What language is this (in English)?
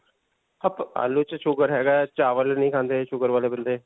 Punjabi